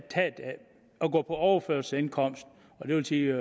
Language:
Danish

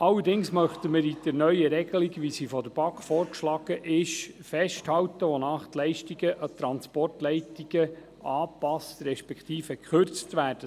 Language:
Swiss German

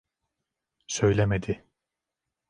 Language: Turkish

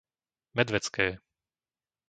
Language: Slovak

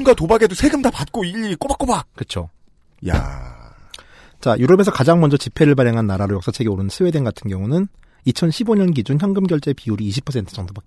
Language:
Korean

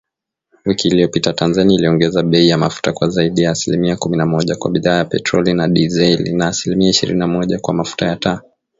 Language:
Swahili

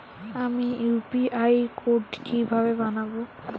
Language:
Bangla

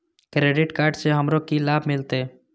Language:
Maithili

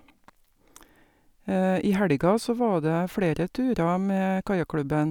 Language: Norwegian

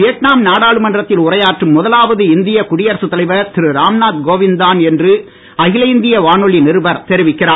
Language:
Tamil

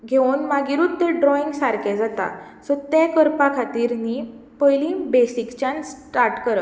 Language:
Konkani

